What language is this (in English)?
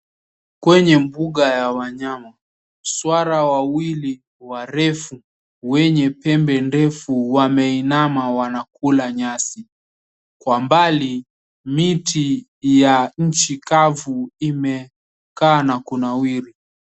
Swahili